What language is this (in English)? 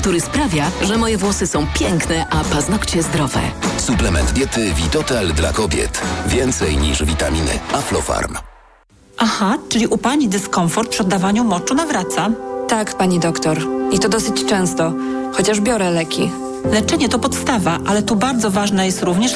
Polish